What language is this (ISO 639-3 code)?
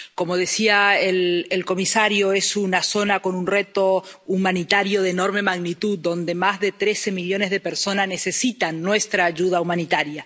spa